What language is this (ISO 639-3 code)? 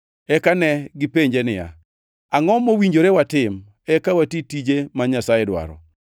luo